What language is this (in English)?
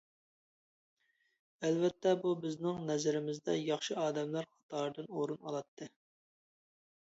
Uyghur